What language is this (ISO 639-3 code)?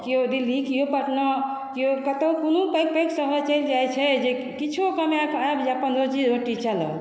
mai